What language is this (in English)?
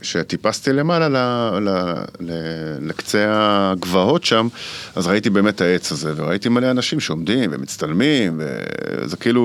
Hebrew